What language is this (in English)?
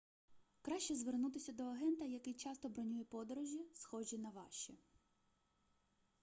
Ukrainian